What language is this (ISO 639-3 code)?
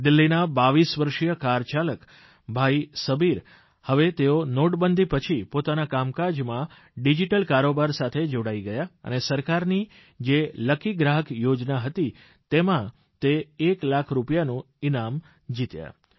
guj